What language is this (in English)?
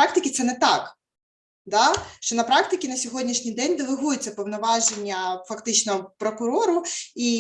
Ukrainian